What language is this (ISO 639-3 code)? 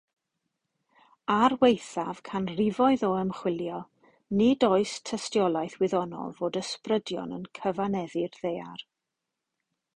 cym